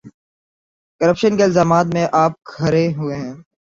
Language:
Urdu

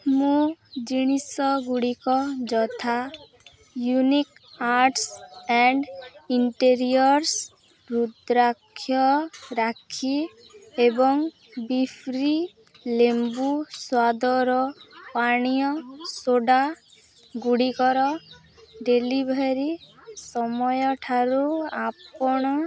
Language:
Odia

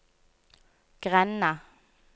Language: Norwegian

